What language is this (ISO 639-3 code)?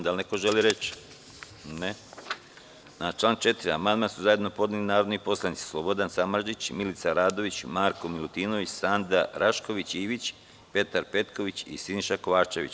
srp